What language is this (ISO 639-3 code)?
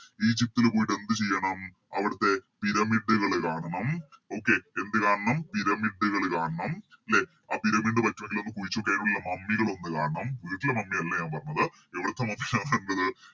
mal